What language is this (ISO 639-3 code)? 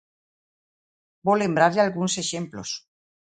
glg